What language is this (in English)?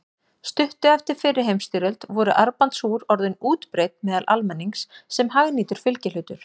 Icelandic